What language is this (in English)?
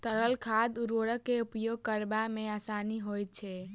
Maithili